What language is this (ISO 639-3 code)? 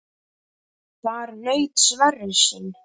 isl